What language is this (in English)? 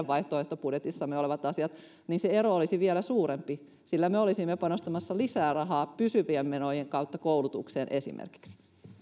Finnish